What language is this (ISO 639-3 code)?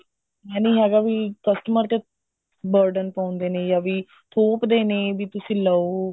pan